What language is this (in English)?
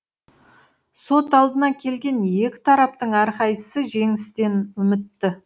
Kazakh